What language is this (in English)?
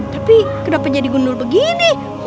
Indonesian